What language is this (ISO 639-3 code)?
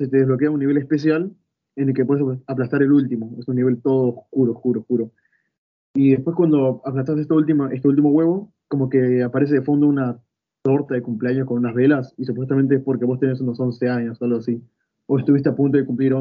spa